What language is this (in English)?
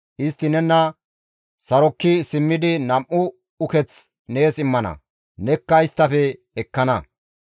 Gamo